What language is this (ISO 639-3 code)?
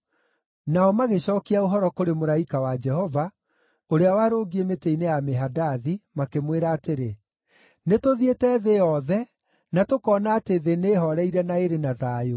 kik